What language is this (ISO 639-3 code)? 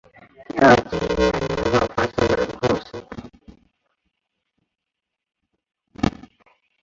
zho